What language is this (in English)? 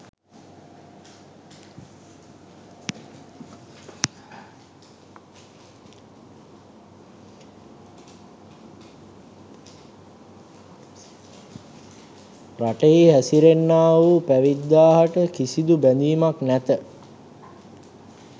Sinhala